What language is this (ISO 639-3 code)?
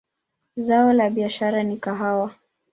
swa